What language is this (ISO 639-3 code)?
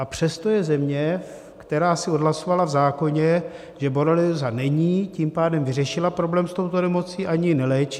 ces